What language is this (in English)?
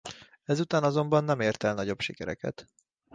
Hungarian